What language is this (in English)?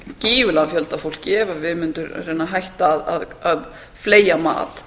Icelandic